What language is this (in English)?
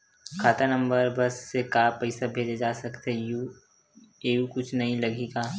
Chhattisgarhi